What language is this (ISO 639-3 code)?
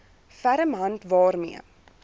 afr